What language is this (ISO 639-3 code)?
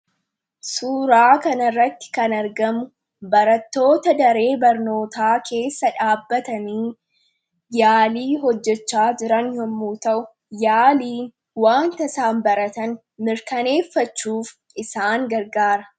orm